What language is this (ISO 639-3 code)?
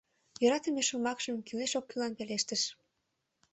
chm